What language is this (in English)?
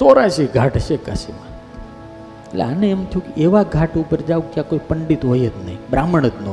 Gujarati